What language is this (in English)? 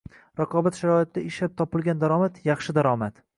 Uzbek